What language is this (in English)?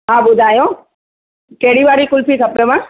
Sindhi